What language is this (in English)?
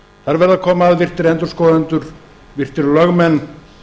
Icelandic